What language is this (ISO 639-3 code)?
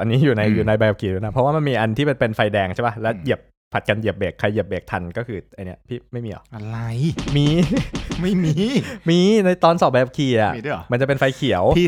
tha